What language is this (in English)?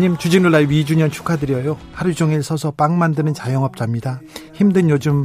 Korean